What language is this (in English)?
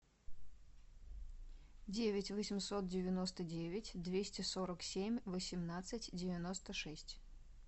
Russian